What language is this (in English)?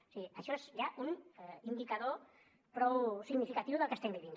Catalan